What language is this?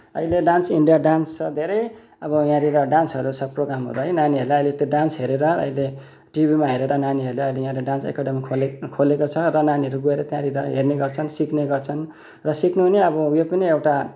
Nepali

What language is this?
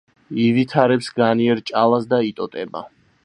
Georgian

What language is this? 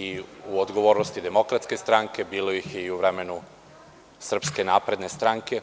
Serbian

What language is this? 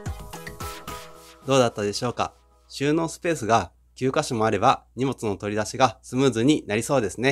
Japanese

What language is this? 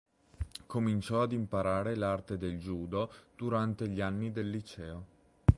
Italian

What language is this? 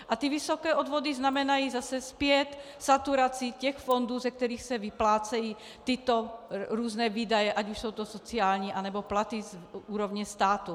Czech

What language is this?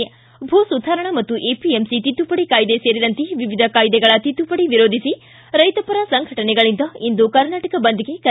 Kannada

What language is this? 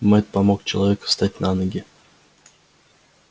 Russian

